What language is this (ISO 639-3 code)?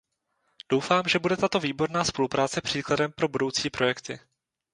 ces